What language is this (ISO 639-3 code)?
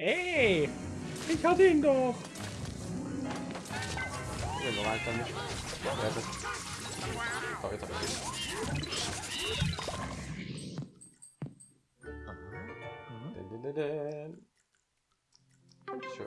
deu